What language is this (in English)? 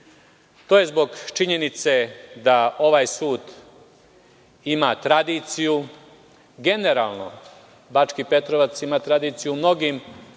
Serbian